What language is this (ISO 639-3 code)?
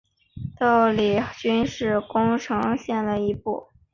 zho